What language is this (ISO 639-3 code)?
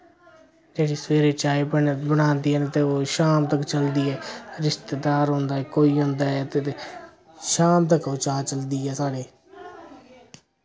doi